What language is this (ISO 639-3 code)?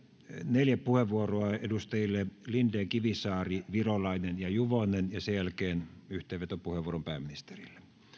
fin